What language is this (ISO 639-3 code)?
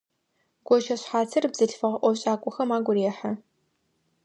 ady